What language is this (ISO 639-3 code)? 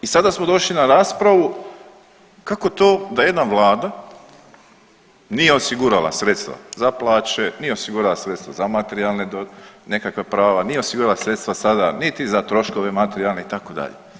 hrv